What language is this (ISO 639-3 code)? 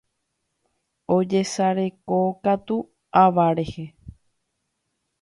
grn